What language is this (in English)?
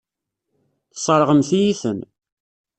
Kabyle